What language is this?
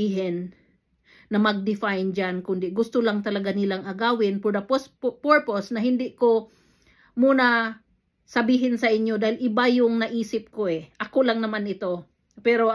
Filipino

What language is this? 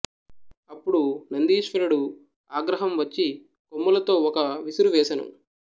Telugu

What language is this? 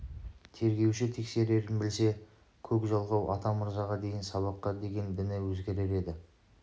Kazakh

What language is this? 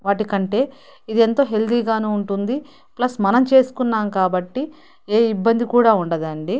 Telugu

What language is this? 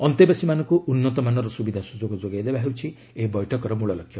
Odia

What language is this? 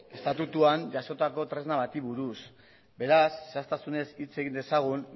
Basque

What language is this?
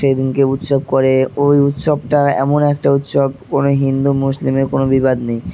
Bangla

